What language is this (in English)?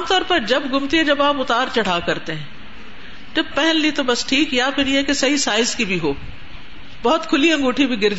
Urdu